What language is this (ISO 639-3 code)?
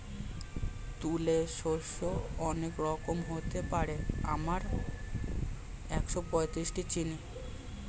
ben